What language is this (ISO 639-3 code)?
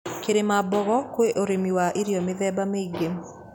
kik